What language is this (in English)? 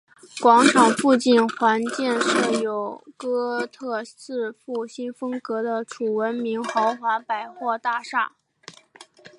Chinese